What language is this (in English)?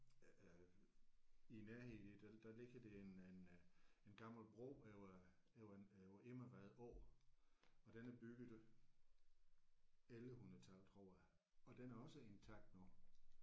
Danish